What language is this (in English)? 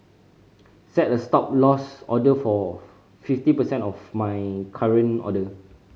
English